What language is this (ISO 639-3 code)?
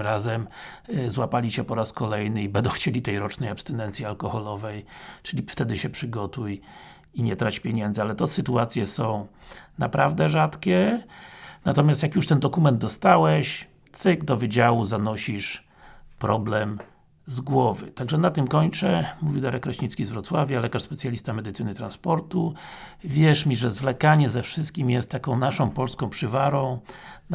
pol